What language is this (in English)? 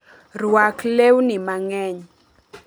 Luo (Kenya and Tanzania)